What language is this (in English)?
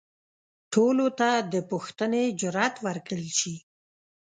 Pashto